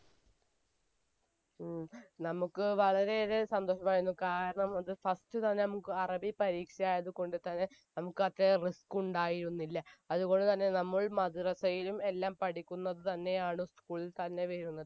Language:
Malayalam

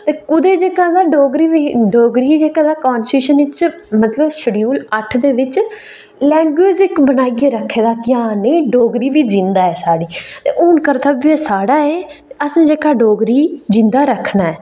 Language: Dogri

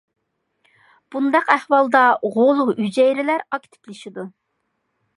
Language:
Uyghur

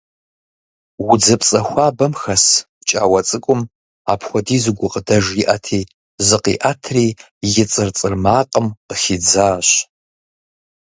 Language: Kabardian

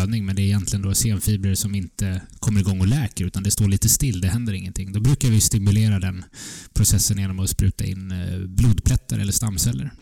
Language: Swedish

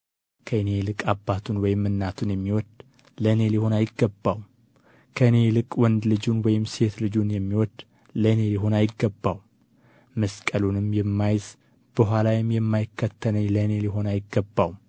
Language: Amharic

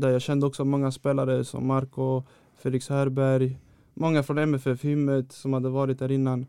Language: Swedish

